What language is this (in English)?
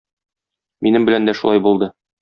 Tatar